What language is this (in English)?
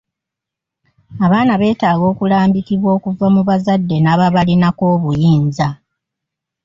Ganda